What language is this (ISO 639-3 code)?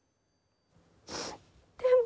jpn